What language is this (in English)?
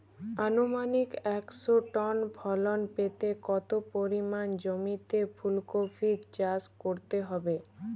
Bangla